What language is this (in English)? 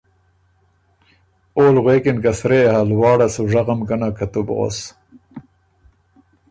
Ormuri